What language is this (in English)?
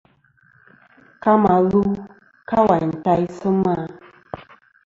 Kom